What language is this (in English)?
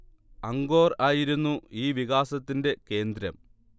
Malayalam